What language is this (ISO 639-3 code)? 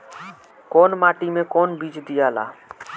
bho